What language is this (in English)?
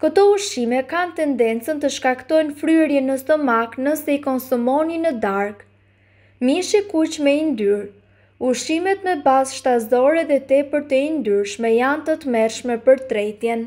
Romanian